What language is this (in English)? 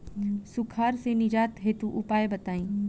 Bhojpuri